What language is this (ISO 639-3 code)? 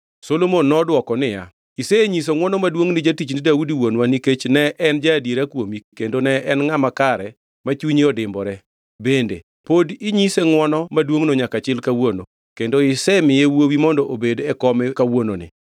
luo